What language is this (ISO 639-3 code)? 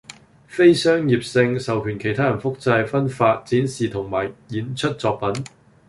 yue